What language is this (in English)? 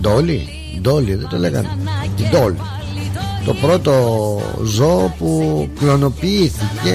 Greek